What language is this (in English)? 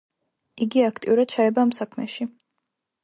Georgian